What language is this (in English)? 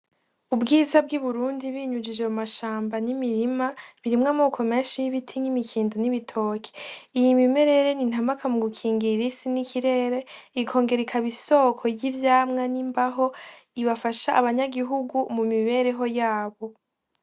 Rundi